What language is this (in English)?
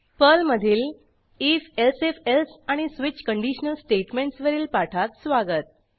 Marathi